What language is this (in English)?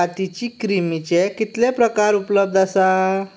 Konkani